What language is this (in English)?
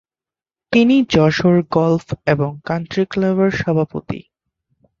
Bangla